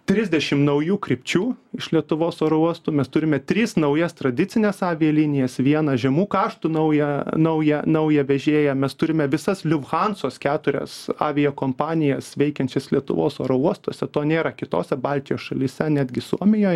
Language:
Lithuanian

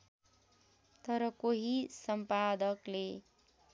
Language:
Nepali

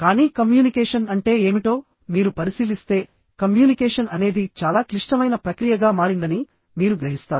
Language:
Telugu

